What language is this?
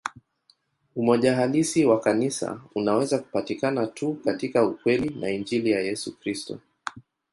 Swahili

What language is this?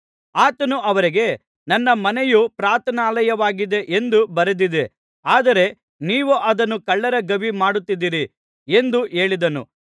Kannada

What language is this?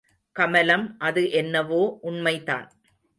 Tamil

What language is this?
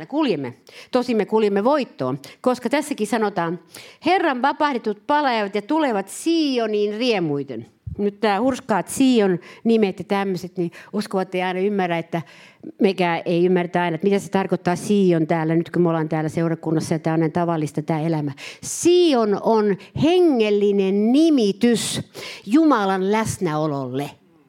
Finnish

